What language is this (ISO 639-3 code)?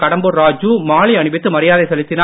tam